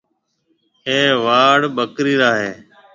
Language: Marwari (Pakistan)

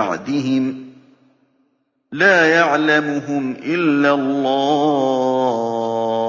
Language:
Arabic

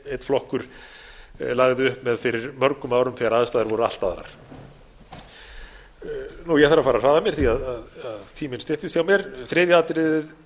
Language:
Icelandic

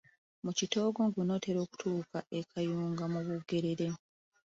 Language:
Ganda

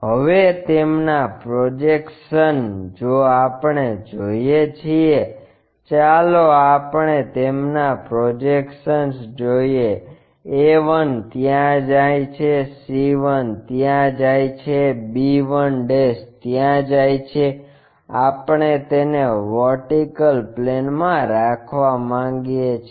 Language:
Gujarati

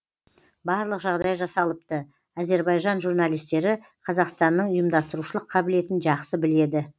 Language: Kazakh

